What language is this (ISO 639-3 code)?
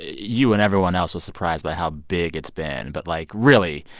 eng